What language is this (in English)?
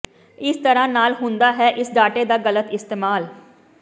Punjabi